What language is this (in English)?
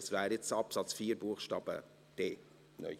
Swiss German